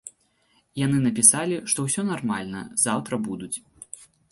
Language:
Belarusian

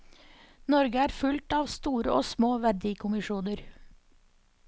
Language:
Norwegian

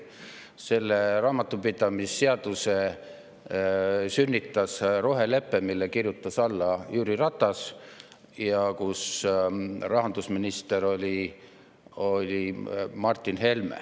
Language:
Estonian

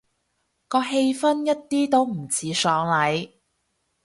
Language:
Cantonese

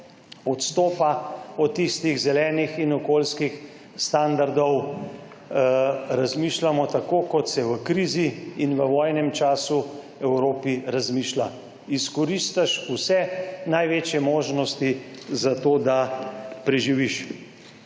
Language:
Slovenian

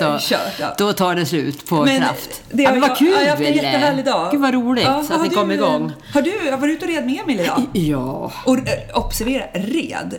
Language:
Swedish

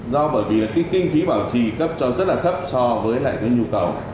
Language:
Vietnamese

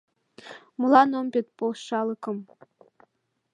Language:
Mari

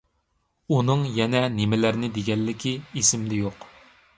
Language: Uyghur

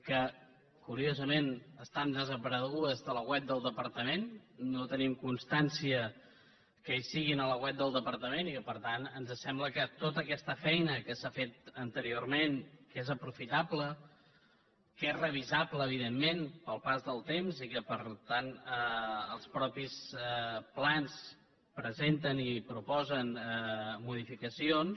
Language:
Catalan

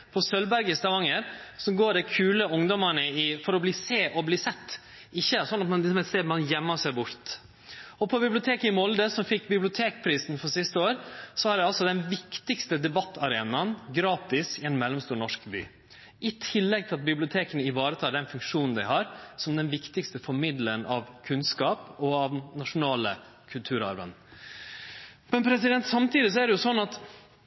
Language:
Norwegian Nynorsk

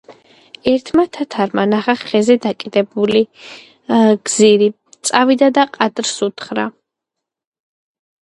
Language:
Georgian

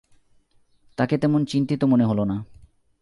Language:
Bangla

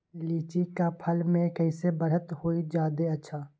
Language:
Magahi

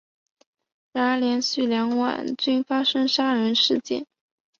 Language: Chinese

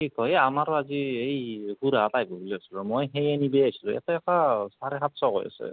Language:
Assamese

